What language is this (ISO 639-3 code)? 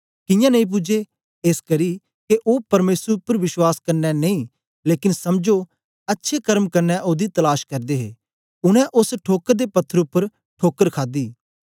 doi